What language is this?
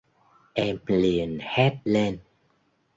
Vietnamese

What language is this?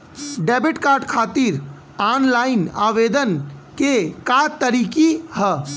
Bhojpuri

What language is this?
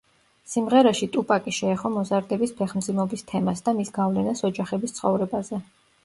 Georgian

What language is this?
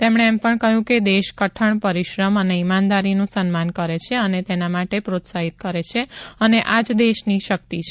Gujarati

